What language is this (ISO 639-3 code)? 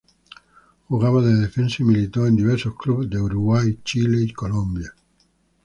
spa